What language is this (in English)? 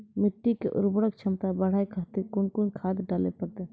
Maithili